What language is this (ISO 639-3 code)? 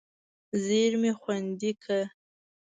pus